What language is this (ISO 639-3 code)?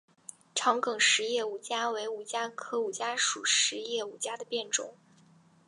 zho